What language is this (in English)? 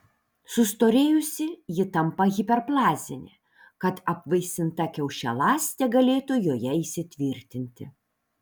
Lithuanian